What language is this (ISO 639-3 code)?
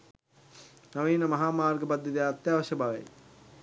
sin